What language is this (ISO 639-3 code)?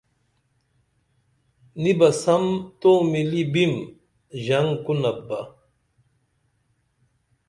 dml